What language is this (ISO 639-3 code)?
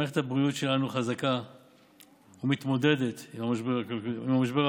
heb